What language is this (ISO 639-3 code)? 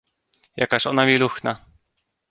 pol